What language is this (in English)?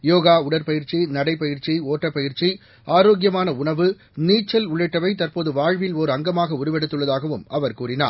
Tamil